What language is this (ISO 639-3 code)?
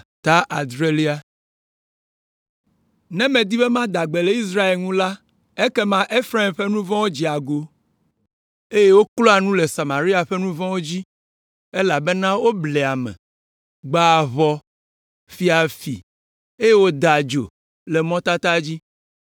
ewe